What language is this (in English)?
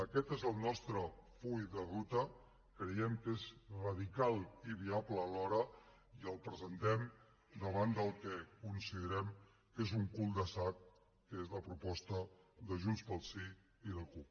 Catalan